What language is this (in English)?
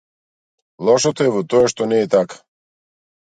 Macedonian